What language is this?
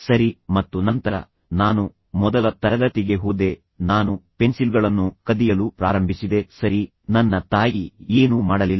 Kannada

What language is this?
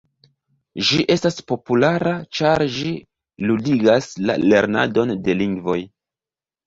Esperanto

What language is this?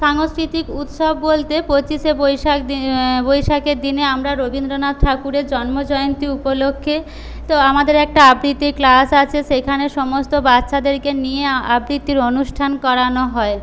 Bangla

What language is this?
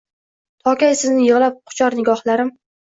Uzbek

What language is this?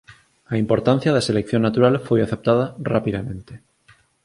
Galician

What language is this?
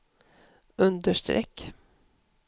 Swedish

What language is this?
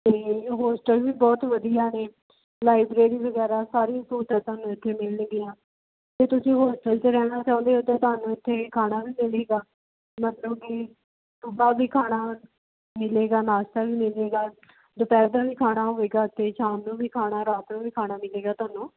Punjabi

